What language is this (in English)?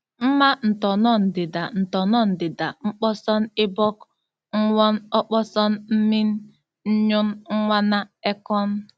Igbo